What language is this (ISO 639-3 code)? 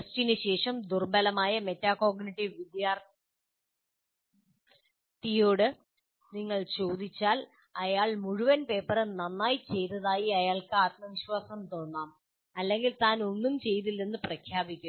mal